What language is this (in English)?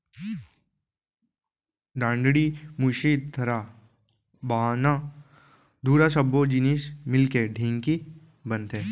Chhattisgarhi